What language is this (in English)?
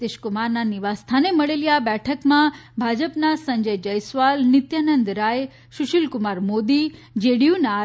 Gujarati